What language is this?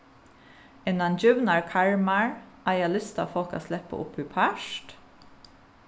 Faroese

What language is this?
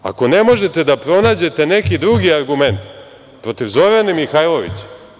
Serbian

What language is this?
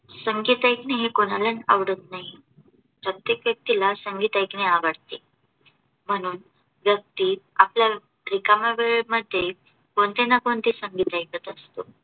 Marathi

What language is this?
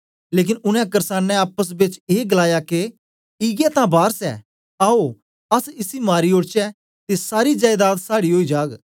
Dogri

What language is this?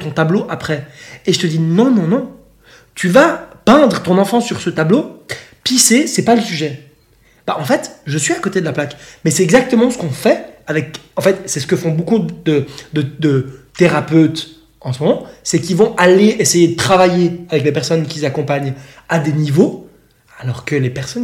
French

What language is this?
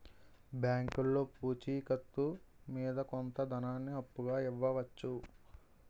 Telugu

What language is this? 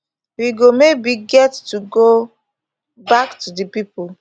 Nigerian Pidgin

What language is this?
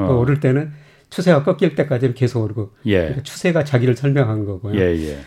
Korean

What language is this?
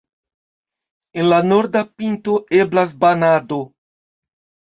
Esperanto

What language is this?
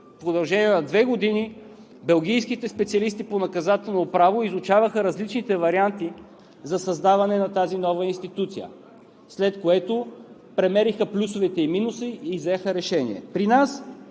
Bulgarian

